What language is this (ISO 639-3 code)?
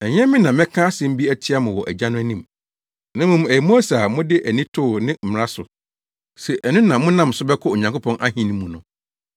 aka